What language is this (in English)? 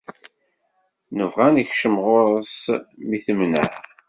Kabyle